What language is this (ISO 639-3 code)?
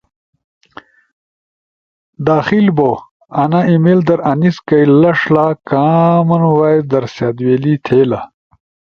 ush